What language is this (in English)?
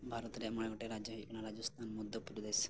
Santali